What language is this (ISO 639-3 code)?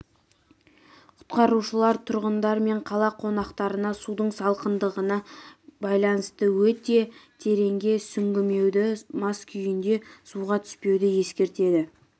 kaz